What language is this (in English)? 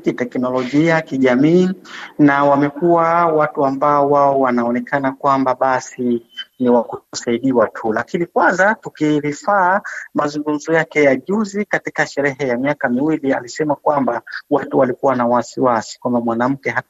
Swahili